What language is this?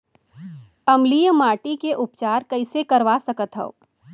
Chhattisgarhi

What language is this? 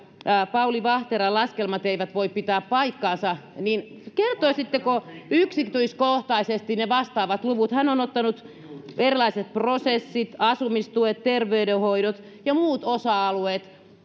Finnish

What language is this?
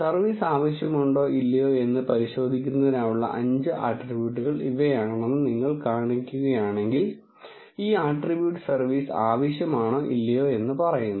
Malayalam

